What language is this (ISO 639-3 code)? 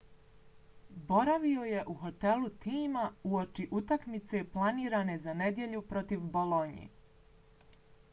bos